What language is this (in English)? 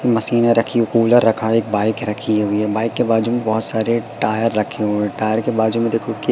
Hindi